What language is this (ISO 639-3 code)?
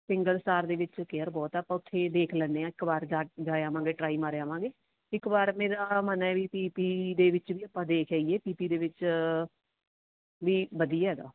pan